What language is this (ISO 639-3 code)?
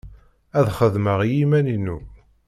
kab